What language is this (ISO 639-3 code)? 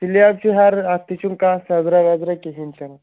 kas